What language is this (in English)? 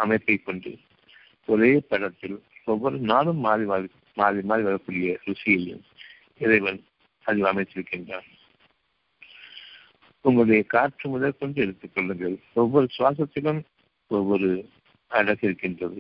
Tamil